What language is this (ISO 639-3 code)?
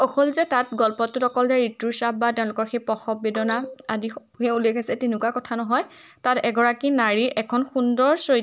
asm